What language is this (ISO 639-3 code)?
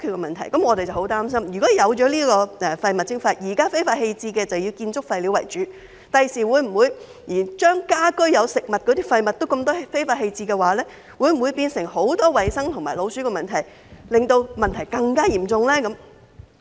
yue